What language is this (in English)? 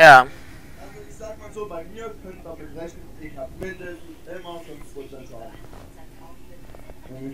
German